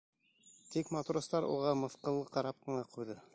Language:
Bashkir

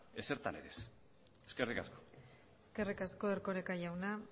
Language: Basque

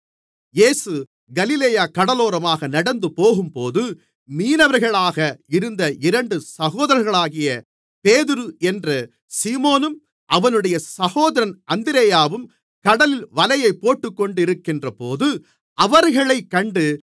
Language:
Tamil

